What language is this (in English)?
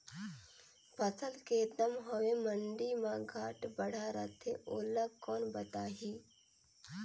Chhattisgarhi